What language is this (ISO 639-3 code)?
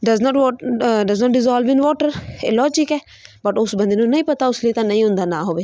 pan